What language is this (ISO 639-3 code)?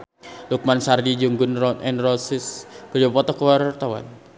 sun